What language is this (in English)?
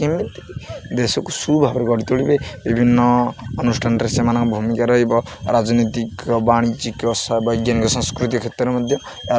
Odia